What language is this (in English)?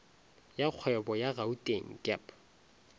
Northern Sotho